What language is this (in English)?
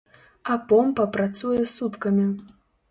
Belarusian